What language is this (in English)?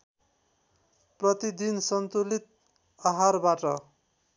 Nepali